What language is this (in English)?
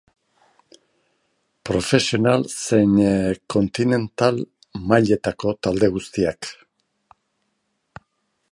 Basque